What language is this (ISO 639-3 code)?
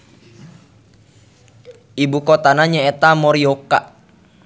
sun